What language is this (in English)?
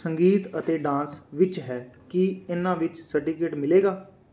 Punjabi